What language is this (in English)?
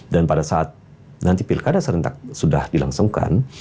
Indonesian